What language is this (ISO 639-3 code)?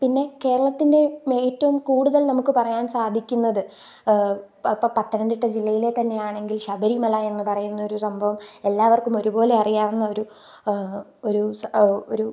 mal